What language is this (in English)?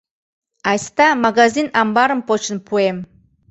Mari